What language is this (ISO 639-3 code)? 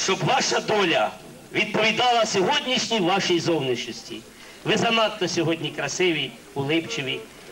ukr